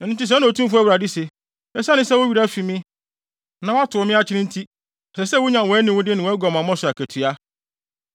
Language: Akan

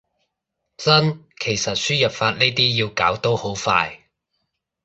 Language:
Cantonese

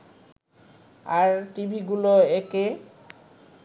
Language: Bangla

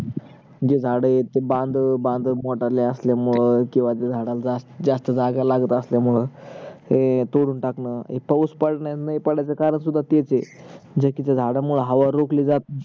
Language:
Marathi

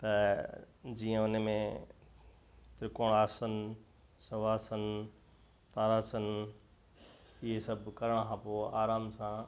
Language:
Sindhi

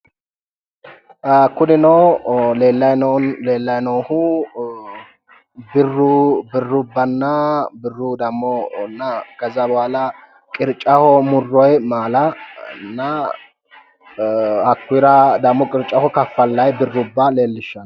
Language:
Sidamo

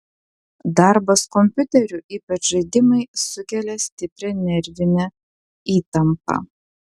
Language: Lithuanian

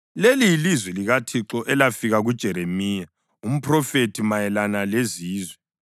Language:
North Ndebele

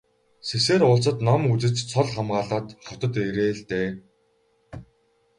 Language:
Mongolian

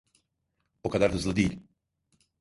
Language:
Turkish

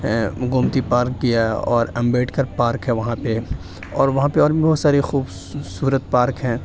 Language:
Urdu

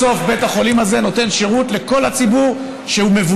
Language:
Hebrew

